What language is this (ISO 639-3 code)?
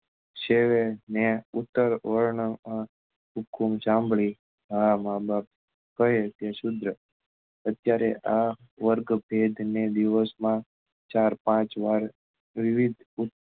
guj